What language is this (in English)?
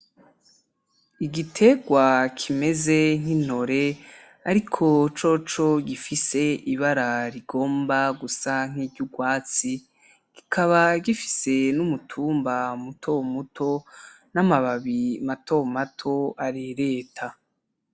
Rundi